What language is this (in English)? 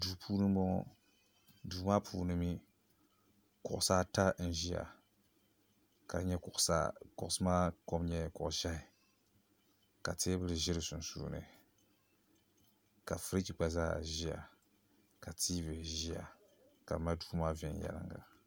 Dagbani